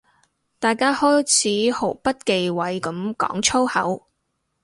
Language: Cantonese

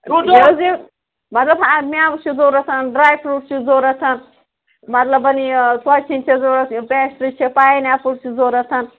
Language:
Kashmiri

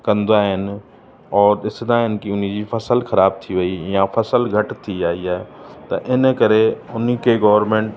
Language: Sindhi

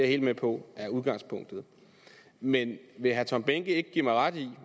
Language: Danish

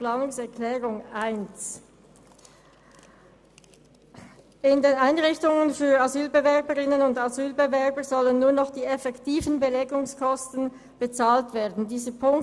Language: Swiss German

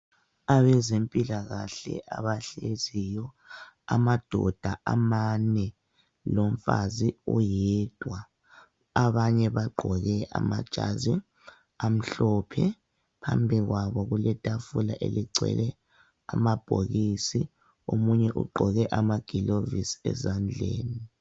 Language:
North Ndebele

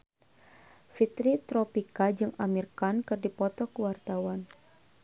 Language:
Sundanese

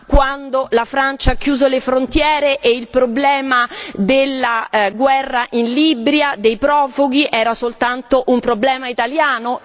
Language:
Italian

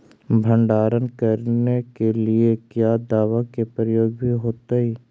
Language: Magahi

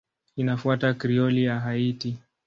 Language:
Swahili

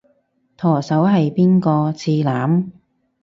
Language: Cantonese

